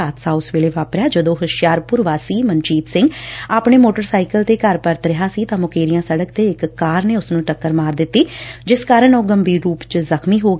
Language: Punjabi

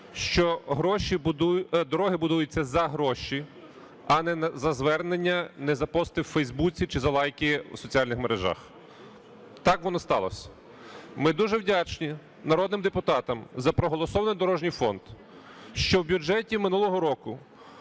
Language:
Ukrainian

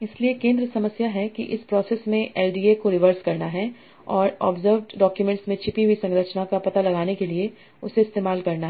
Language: Hindi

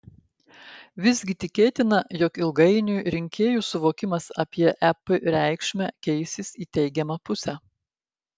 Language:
Lithuanian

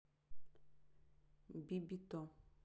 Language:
Russian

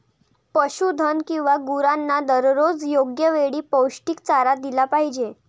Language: Marathi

